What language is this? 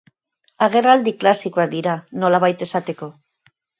Basque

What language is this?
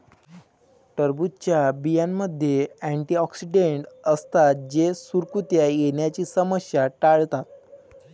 Marathi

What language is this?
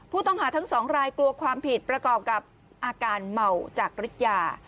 Thai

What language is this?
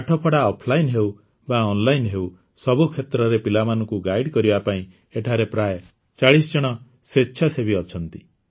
Odia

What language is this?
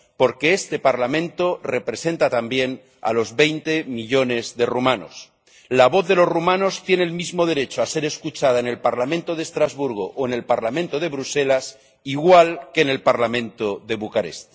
Spanish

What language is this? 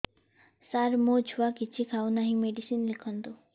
Odia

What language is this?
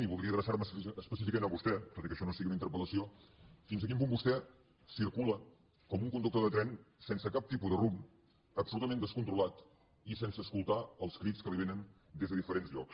Catalan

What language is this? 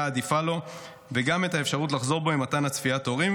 Hebrew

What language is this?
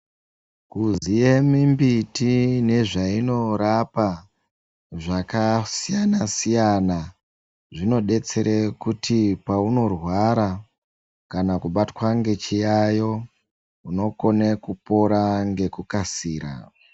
Ndau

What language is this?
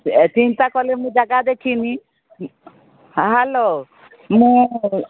Odia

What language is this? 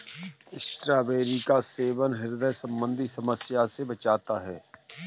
Hindi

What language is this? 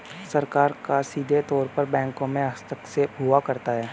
Hindi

